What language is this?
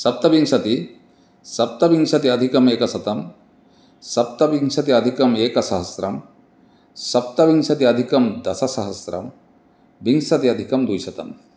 Sanskrit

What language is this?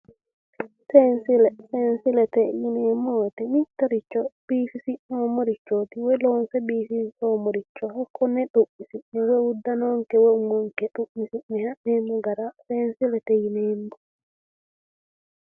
Sidamo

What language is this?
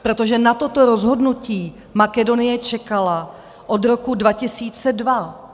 Czech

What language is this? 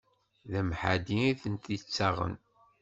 Kabyle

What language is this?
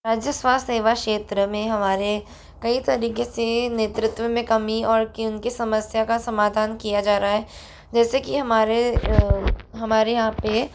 Hindi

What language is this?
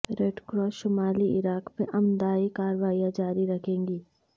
Urdu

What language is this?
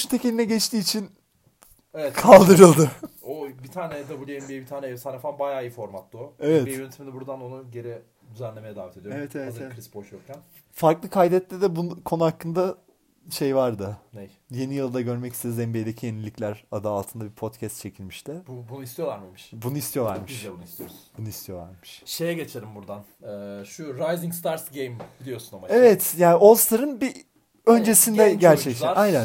Turkish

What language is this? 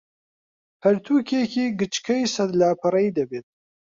Central Kurdish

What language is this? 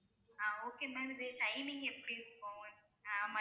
Tamil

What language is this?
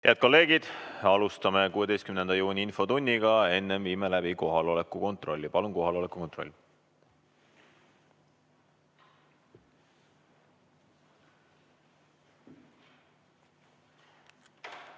Estonian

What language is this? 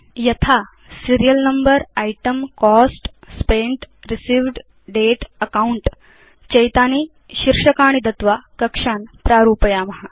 Sanskrit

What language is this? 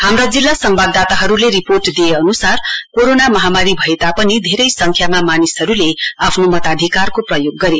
Nepali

